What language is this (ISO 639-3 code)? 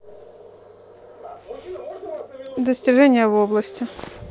rus